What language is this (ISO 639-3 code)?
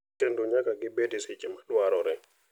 luo